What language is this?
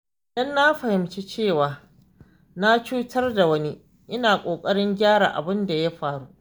Hausa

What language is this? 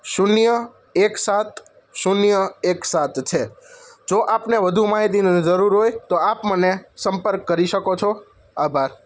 Gujarati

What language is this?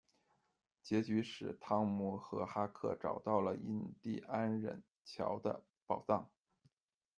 Chinese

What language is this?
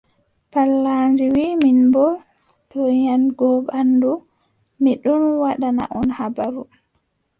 Adamawa Fulfulde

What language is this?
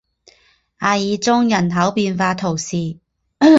Chinese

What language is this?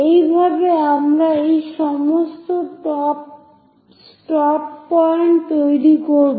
Bangla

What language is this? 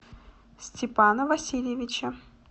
Russian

